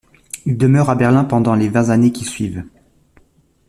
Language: French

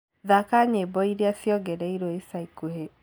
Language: Kikuyu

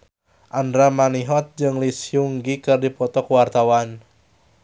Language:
Sundanese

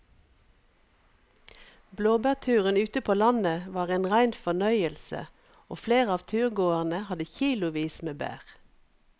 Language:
Norwegian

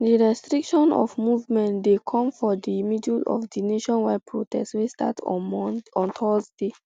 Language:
Nigerian Pidgin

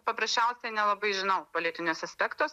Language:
Lithuanian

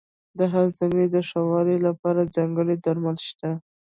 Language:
Pashto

